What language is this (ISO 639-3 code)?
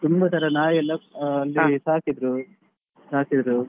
kan